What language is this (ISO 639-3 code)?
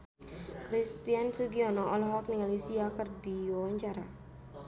sun